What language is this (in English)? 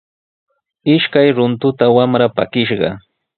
Sihuas Ancash Quechua